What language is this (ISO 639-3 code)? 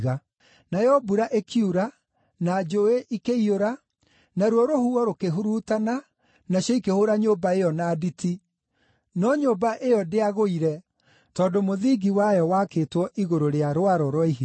kik